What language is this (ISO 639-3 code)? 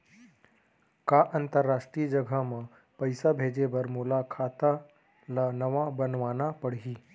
hne